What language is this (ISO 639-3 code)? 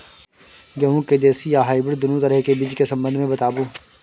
mai